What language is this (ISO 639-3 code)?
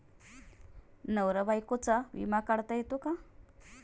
mar